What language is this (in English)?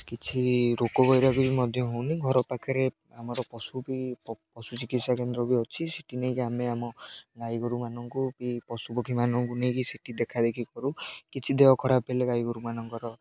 Odia